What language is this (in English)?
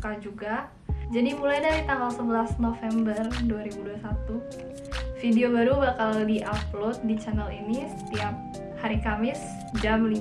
Indonesian